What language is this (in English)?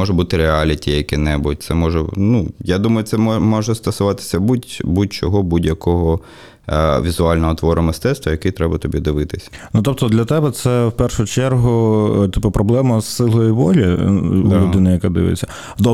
Ukrainian